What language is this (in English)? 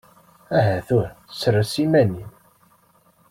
Kabyle